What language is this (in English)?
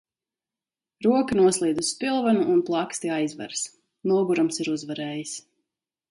Latvian